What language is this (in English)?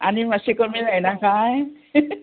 Konkani